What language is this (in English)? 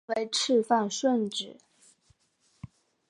Chinese